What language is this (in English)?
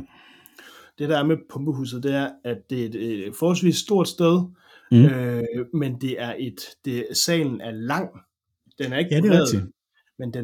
Danish